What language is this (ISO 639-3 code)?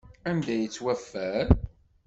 kab